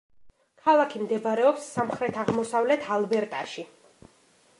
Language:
Georgian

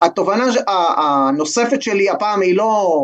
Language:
Hebrew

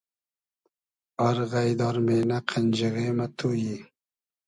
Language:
Hazaragi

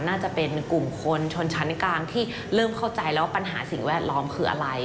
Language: Thai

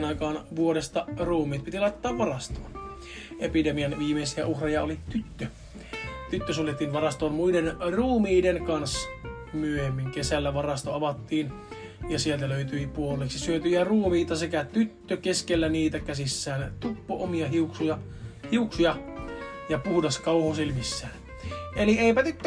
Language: Finnish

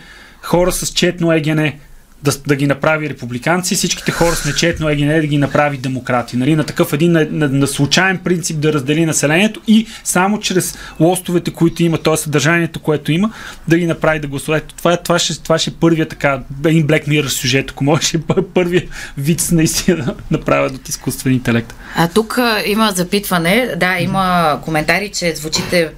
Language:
Bulgarian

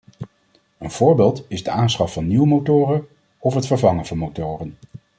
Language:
Dutch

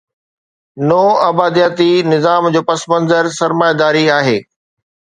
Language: Sindhi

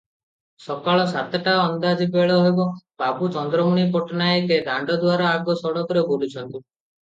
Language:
Odia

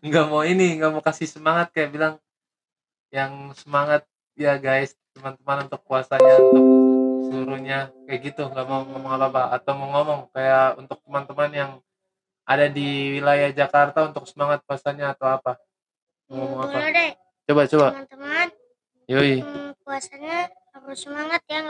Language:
Indonesian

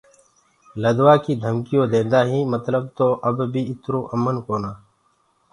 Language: Gurgula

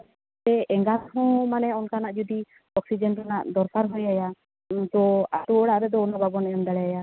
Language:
Santali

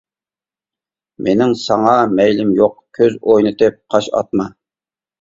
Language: Uyghur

